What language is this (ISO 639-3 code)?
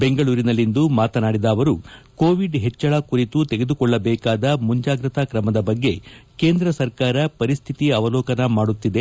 kan